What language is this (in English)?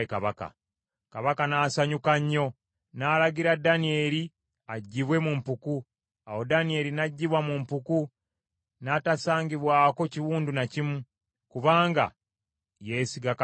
Ganda